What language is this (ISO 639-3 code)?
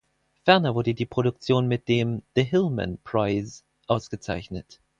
deu